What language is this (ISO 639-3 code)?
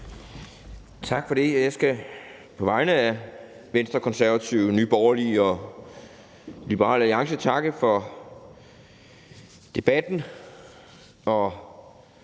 dan